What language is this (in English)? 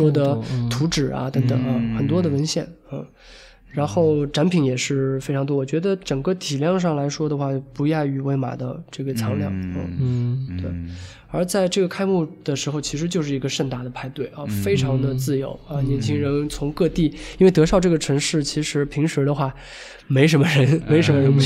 Chinese